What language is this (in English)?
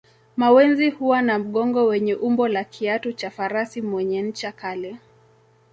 Swahili